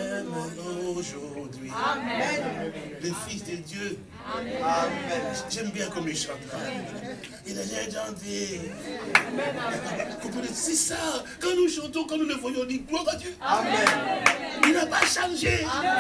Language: French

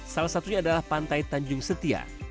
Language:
Indonesian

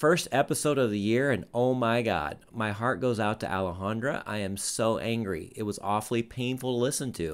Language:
English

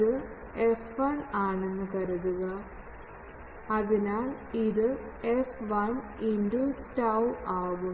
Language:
Malayalam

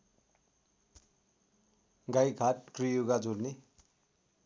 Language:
Nepali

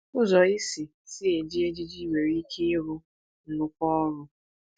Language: Igbo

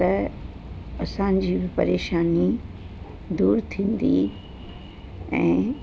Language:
Sindhi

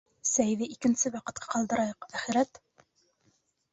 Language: Bashkir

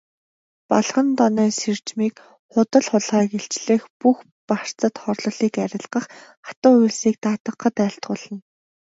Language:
Mongolian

